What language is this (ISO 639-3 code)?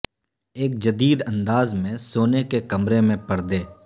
urd